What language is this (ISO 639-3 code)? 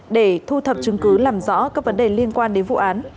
vie